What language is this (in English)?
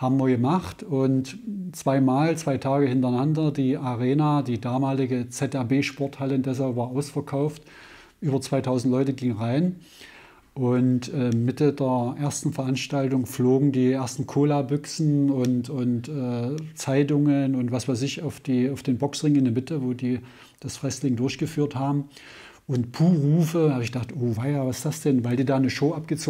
German